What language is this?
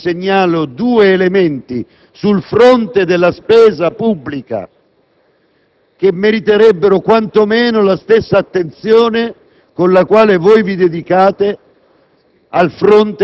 Italian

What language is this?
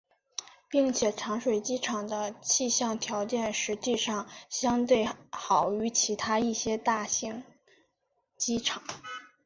Chinese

